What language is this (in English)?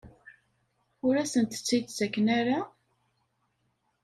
Kabyle